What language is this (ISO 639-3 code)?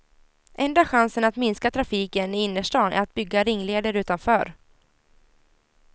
swe